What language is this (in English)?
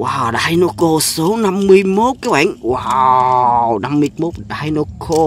Vietnamese